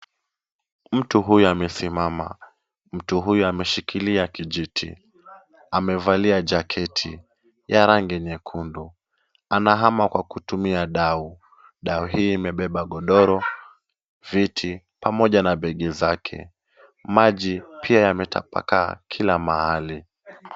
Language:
Swahili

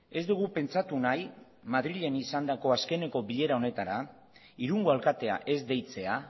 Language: Basque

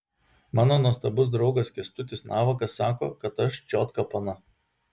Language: Lithuanian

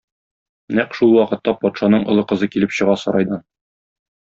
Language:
Tatar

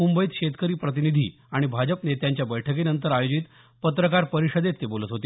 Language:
Marathi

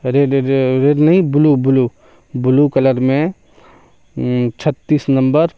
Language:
Urdu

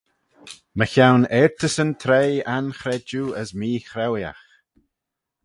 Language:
Manx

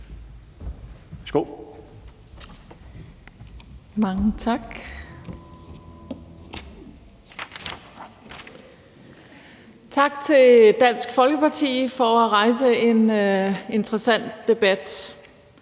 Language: Danish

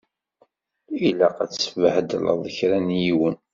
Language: Kabyle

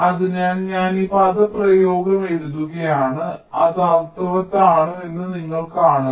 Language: Malayalam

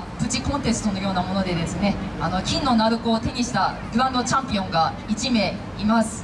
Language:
Japanese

